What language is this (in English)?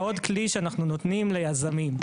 Hebrew